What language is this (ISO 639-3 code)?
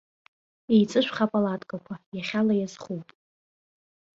abk